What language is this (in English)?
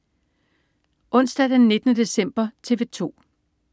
Danish